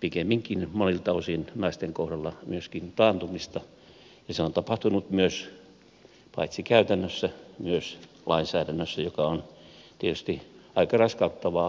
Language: Finnish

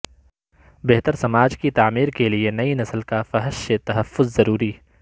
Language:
Urdu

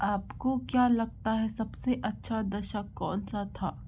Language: Hindi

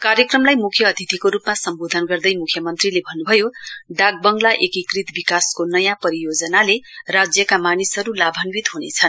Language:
Nepali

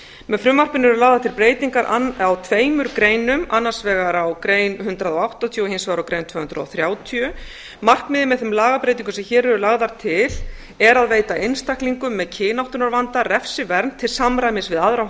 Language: Icelandic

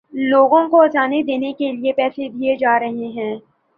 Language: Urdu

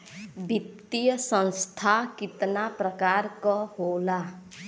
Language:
Bhojpuri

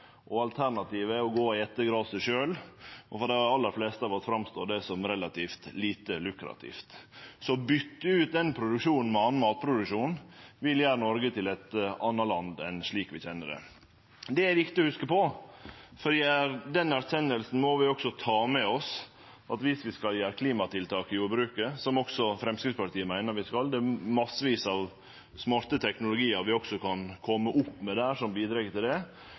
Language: Norwegian Nynorsk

